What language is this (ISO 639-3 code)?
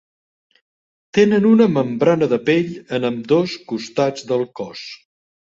cat